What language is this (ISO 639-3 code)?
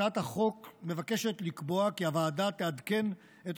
heb